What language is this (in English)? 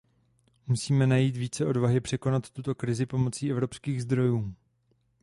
Czech